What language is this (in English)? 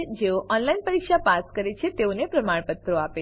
Gujarati